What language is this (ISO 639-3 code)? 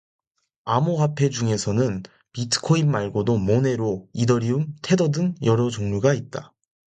kor